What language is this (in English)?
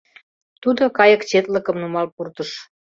Mari